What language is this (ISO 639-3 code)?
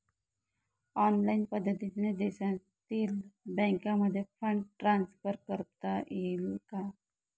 mar